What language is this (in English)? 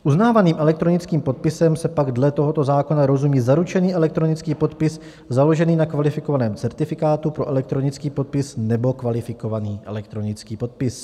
Czech